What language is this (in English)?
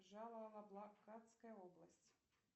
Russian